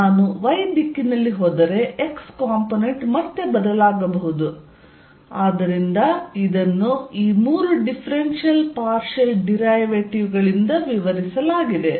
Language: Kannada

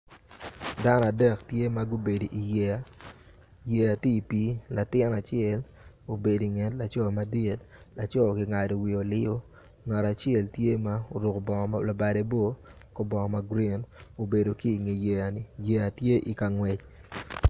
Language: Acoli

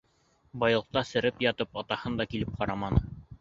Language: Bashkir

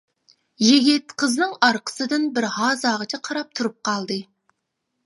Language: Uyghur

